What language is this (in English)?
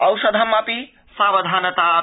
Sanskrit